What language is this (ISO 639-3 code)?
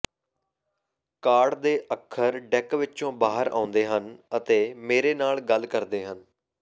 pan